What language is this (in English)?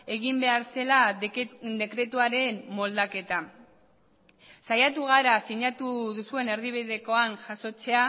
Basque